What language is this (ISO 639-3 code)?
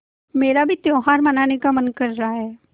hin